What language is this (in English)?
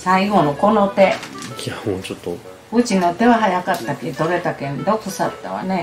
Japanese